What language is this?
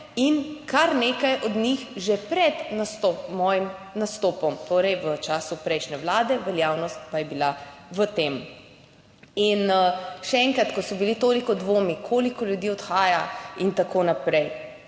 Slovenian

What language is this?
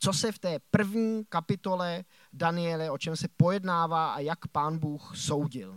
Czech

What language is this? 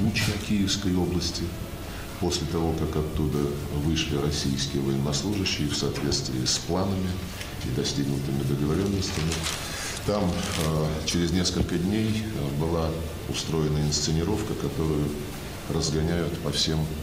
Ukrainian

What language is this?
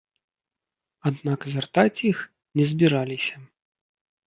Belarusian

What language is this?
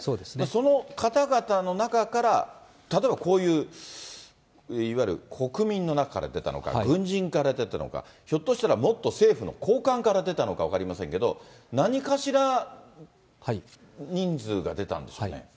Japanese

